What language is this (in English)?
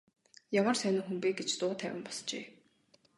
Mongolian